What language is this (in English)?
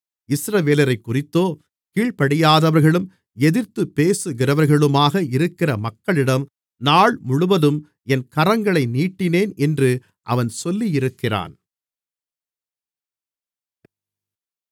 Tamil